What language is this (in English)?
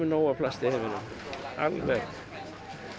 Icelandic